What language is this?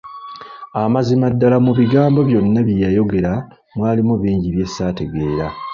Ganda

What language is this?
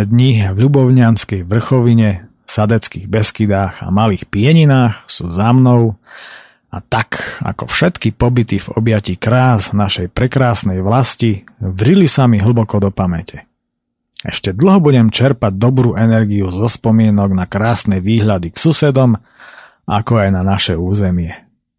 Slovak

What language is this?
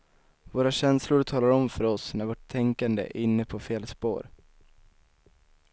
Swedish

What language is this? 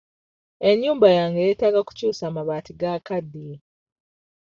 Ganda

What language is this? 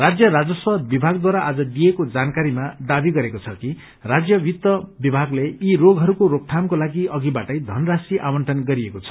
Nepali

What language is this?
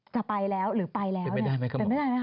Thai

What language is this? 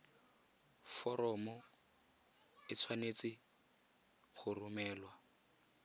Tswana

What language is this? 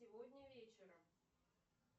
Russian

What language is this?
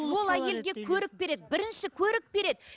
Kazakh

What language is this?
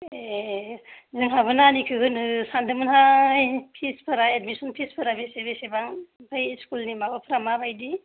Bodo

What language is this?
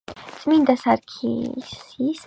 Georgian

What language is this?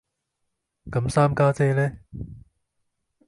Cantonese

